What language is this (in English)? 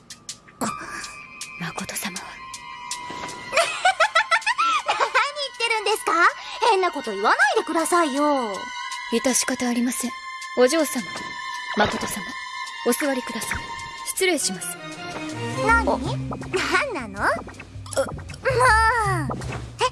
Japanese